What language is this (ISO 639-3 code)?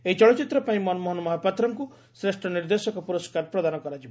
ori